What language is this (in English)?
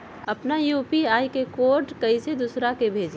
Magahi